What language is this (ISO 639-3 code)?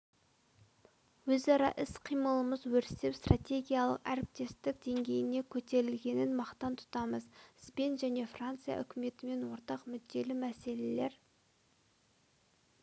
kaz